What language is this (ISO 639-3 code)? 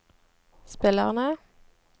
nor